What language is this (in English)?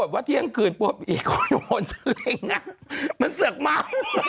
Thai